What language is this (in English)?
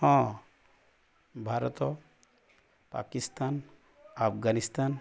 Odia